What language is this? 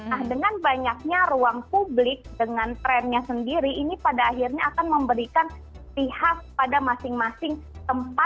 Indonesian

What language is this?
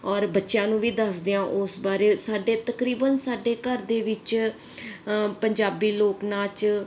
Punjabi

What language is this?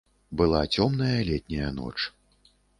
Belarusian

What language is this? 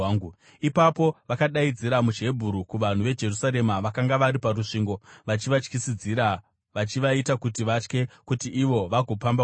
Shona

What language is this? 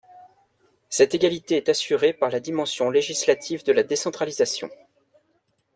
French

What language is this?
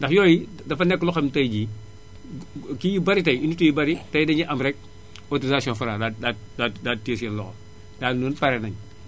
Wolof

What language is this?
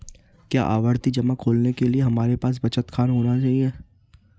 Hindi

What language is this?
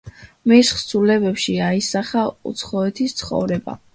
Georgian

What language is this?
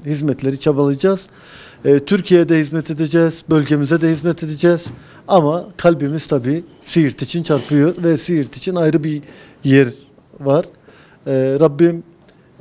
Turkish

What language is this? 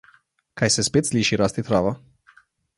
Slovenian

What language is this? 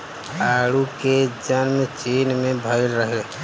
Bhojpuri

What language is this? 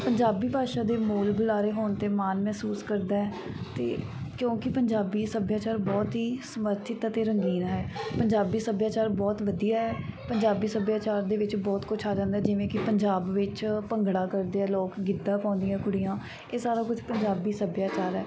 Punjabi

